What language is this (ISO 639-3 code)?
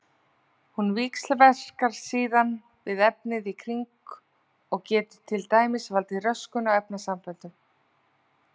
isl